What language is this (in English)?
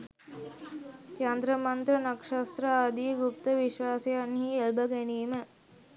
Sinhala